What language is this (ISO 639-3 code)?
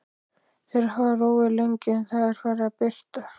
isl